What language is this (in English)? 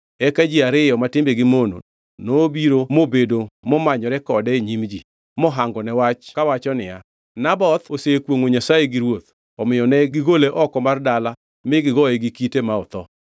Luo (Kenya and Tanzania)